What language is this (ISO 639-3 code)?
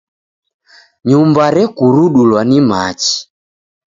dav